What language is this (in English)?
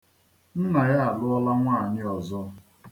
Igbo